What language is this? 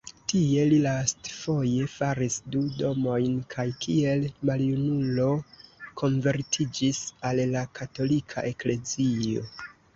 Esperanto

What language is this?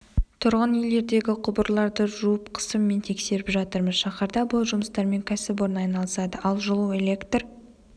Kazakh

